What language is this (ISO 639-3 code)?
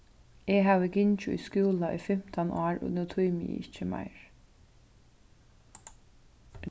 fao